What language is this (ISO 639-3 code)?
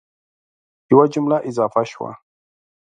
pus